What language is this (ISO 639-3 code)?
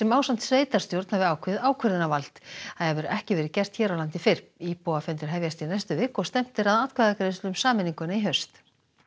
isl